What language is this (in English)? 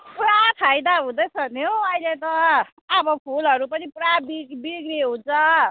Nepali